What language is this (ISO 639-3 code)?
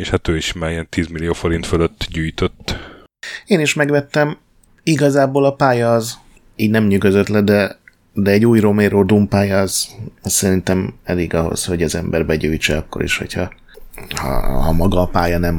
hun